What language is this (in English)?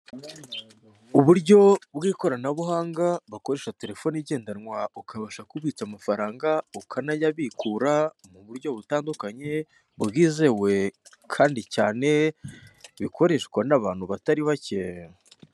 Kinyarwanda